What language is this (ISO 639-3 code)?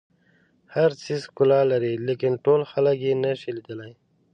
pus